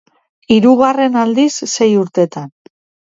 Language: Basque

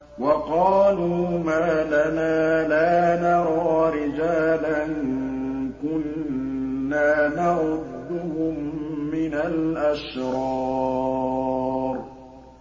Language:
Arabic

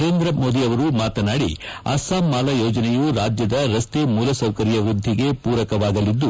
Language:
Kannada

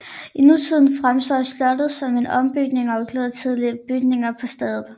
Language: Danish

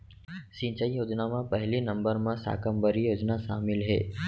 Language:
Chhattisgarhi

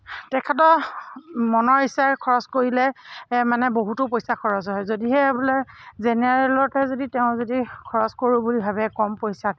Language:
Assamese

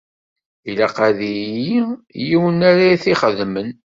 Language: Kabyle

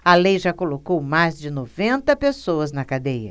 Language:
Portuguese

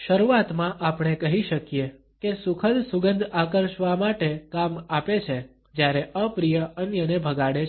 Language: Gujarati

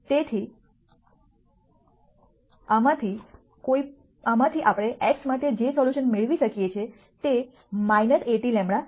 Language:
Gujarati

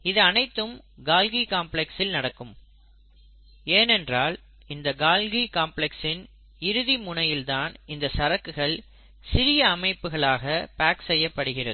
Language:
Tamil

